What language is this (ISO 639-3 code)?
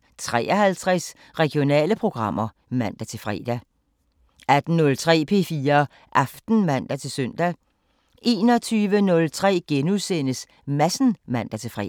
dan